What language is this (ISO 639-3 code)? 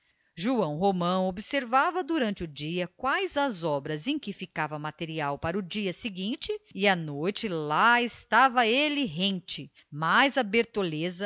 por